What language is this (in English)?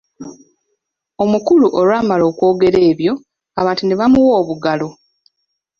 Ganda